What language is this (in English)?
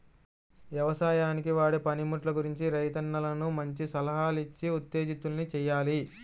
Telugu